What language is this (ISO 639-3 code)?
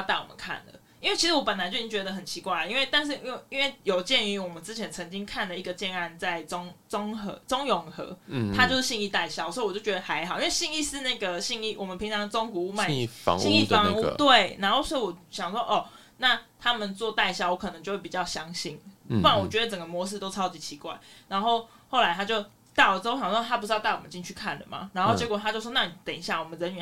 zho